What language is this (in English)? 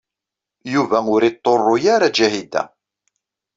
Kabyle